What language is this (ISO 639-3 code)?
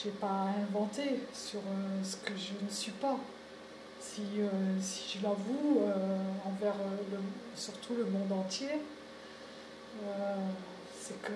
fra